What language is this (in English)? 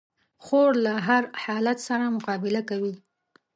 Pashto